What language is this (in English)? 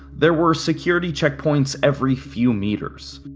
English